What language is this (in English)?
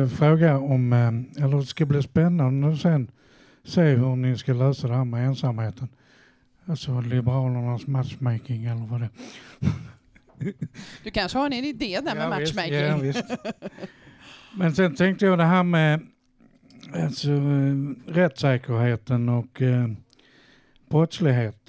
Swedish